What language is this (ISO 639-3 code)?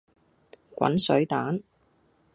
yue